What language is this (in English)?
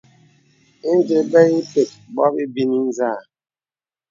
Bebele